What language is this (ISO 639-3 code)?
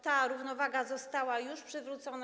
pol